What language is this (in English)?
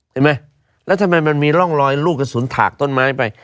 Thai